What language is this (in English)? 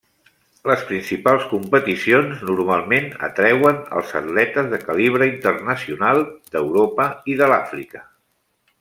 Catalan